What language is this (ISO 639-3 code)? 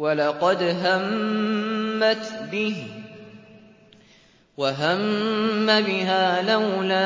ara